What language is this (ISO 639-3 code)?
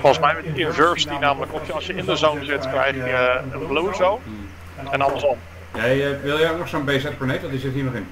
nld